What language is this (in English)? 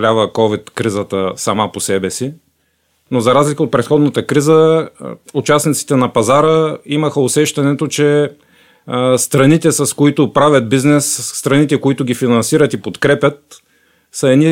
Bulgarian